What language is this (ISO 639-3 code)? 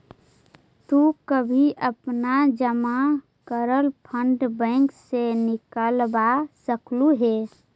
mag